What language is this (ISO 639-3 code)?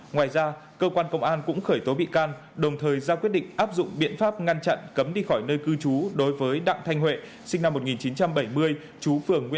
vie